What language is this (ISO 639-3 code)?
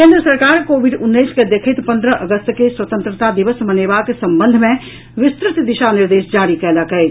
mai